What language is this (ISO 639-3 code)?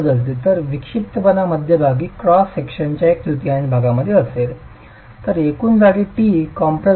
mar